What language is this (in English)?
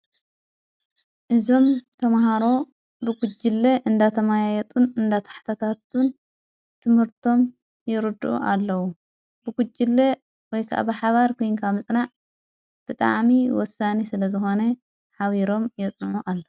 Tigrinya